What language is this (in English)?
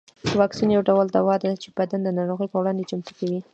Pashto